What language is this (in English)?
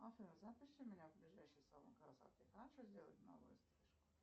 Russian